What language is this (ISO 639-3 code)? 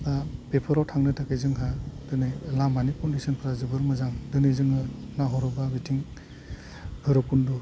brx